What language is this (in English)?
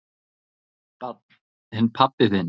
Icelandic